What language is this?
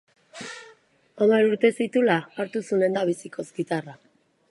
Basque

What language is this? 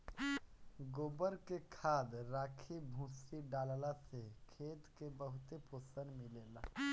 Bhojpuri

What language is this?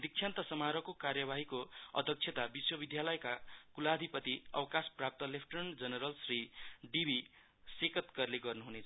Nepali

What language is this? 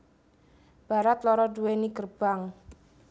Javanese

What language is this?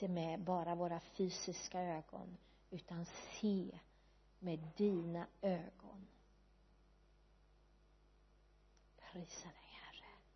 Swedish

